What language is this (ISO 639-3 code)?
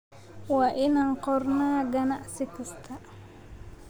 som